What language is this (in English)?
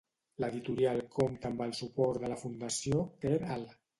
Catalan